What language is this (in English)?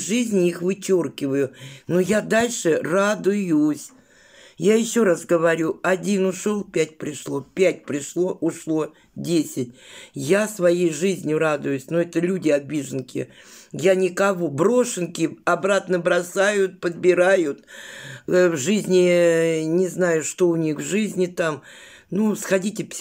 Russian